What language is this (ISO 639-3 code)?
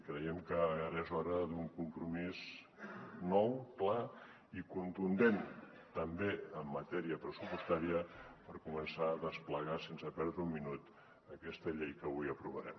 cat